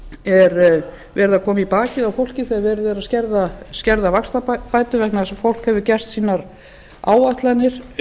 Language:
Icelandic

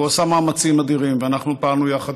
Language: Hebrew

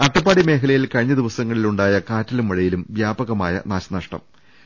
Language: Malayalam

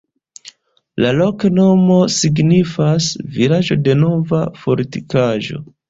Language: Esperanto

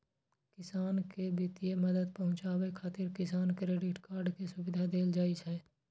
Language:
Maithili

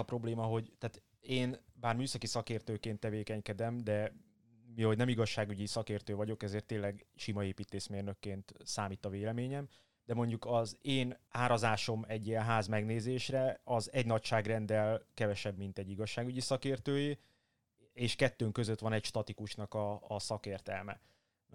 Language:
Hungarian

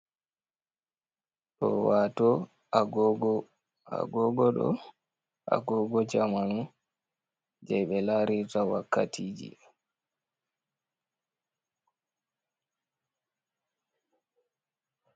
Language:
Fula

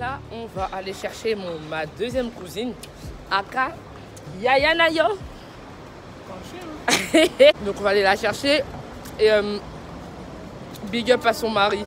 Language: French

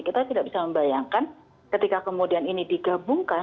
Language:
Indonesian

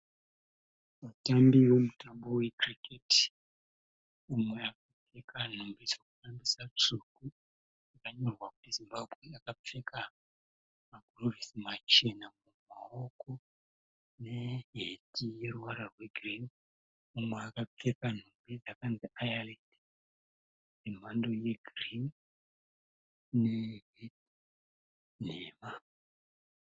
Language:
Shona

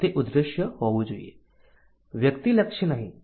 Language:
Gujarati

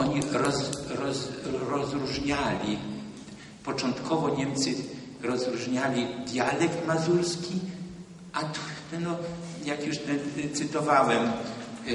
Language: Polish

